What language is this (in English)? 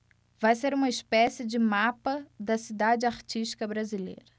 Portuguese